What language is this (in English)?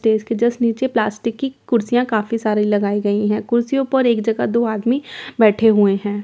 Hindi